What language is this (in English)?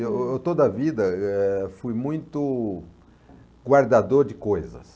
Portuguese